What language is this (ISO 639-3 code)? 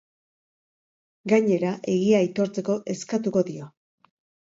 eus